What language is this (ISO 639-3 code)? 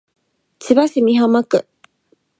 jpn